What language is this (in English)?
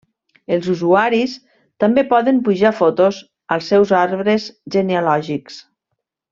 Catalan